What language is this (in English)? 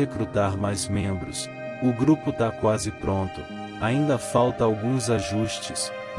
Portuguese